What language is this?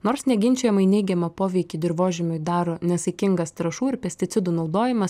Lithuanian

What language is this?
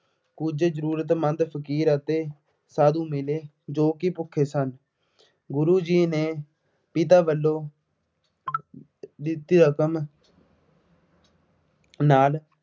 Punjabi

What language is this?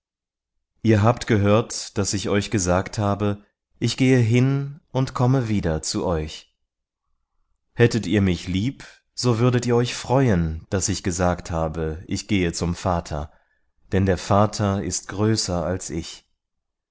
German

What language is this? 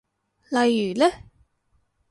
Cantonese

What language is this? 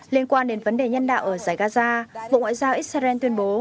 Vietnamese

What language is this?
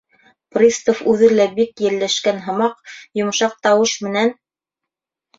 Bashkir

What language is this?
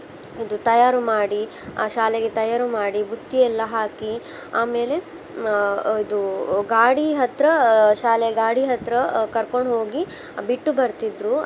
Kannada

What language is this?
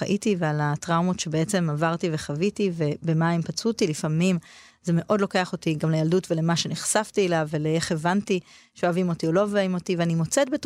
Hebrew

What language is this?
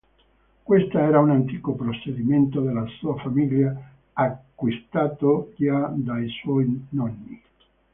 Italian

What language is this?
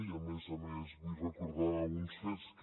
Catalan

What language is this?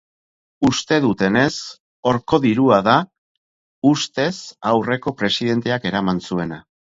Basque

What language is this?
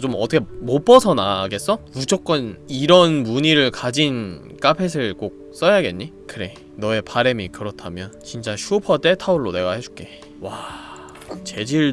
Korean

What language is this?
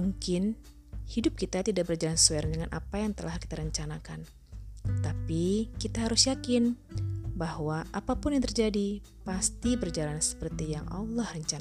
Indonesian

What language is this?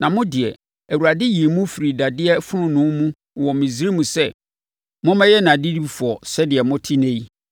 Akan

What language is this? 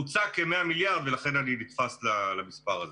Hebrew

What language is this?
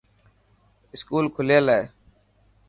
Dhatki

